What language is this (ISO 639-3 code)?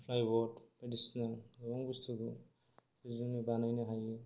brx